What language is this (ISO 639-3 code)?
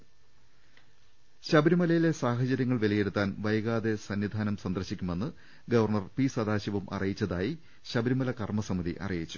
mal